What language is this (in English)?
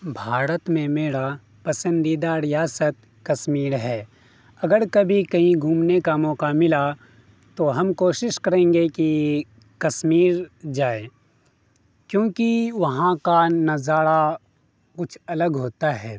Urdu